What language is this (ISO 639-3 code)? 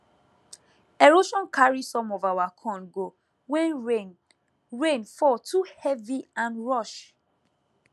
pcm